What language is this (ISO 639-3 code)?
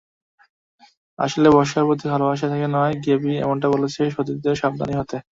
ben